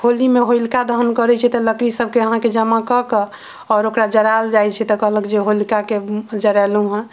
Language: Maithili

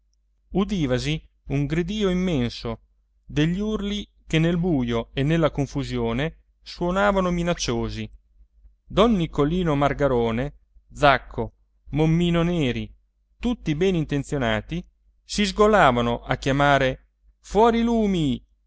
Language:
Italian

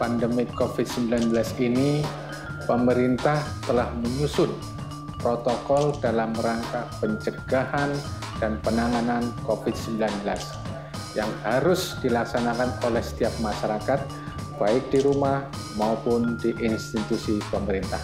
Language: Indonesian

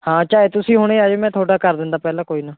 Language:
Punjabi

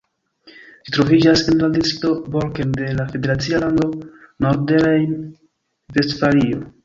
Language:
Esperanto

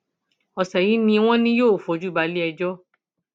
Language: Yoruba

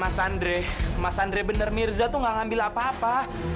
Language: Indonesian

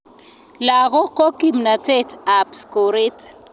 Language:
Kalenjin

